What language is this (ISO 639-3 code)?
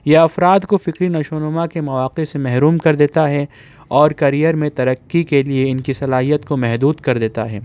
urd